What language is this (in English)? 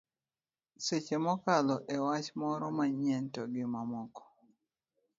Luo (Kenya and Tanzania)